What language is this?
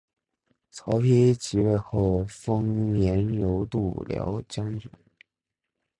Chinese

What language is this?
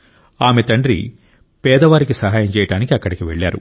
Telugu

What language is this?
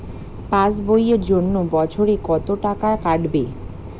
Bangla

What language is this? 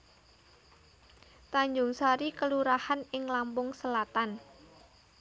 Javanese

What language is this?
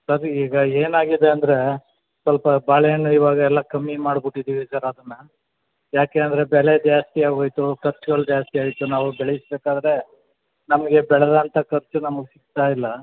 Kannada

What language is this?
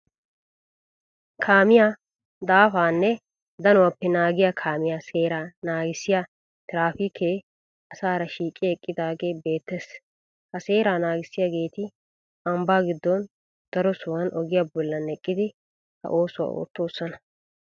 Wolaytta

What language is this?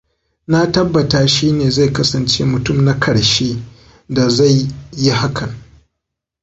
Hausa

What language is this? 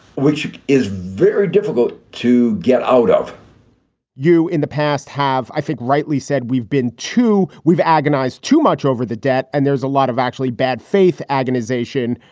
English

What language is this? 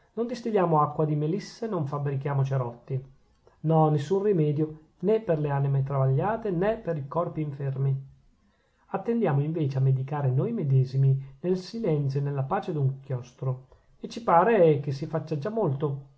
Italian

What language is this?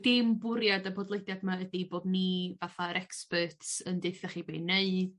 Welsh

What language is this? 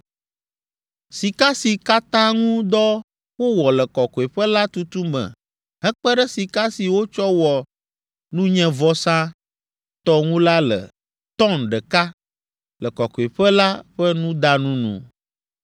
Ewe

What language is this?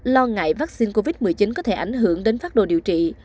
Vietnamese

